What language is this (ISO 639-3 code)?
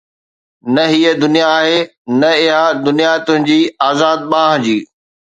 snd